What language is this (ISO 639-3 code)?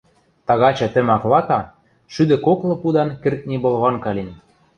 mrj